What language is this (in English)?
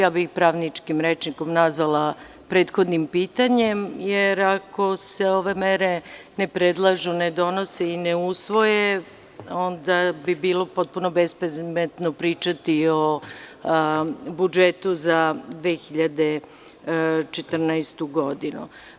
Serbian